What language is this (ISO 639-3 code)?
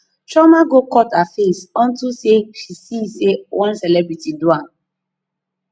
pcm